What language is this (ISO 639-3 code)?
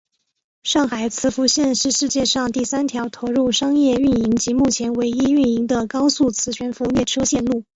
zho